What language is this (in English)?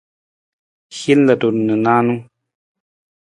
Nawdm